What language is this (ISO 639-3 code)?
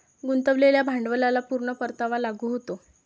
mar